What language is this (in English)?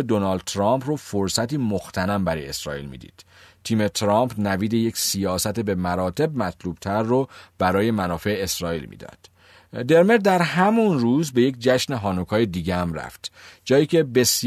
Persian